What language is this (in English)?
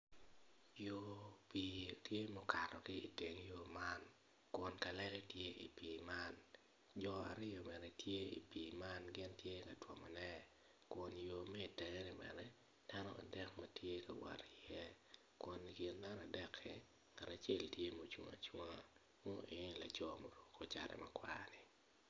Acoli